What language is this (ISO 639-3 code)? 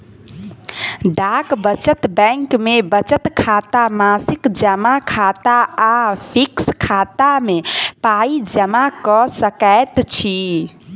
mai